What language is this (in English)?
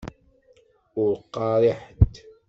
Kabyle